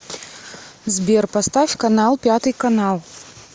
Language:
Russian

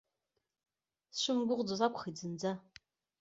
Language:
Abkhazian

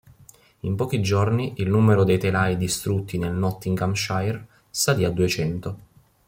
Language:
Italian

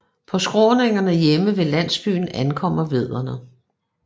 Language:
Danish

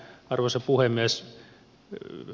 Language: Finnish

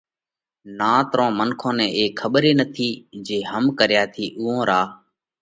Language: Parkari Koli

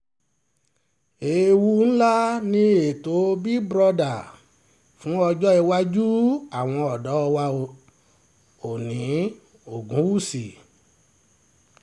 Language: Yoruba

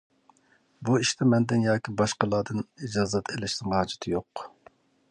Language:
Uyghur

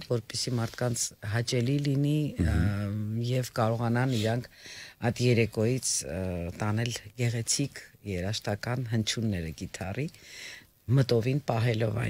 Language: Romanian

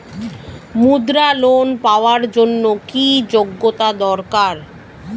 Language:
Bangla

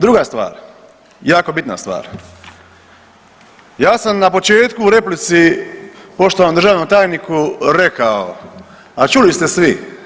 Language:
Croatian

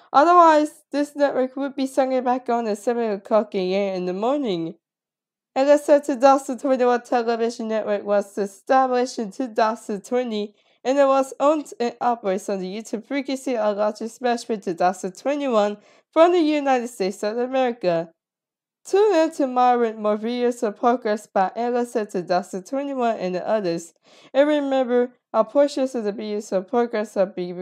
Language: English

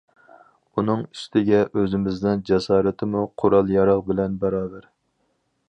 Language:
Uyghur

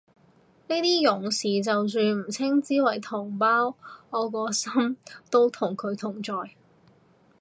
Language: Cantonese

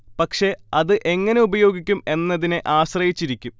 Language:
Malayalam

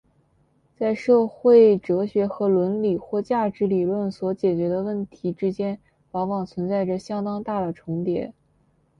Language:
Chinese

